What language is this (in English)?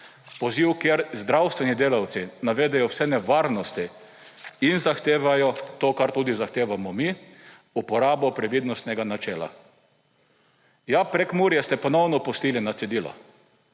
Slovenian